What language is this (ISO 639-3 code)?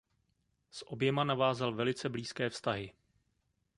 ces